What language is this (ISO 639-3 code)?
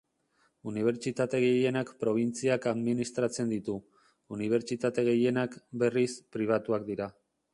eus